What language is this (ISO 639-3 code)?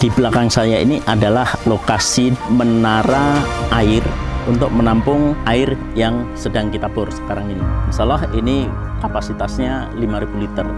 ind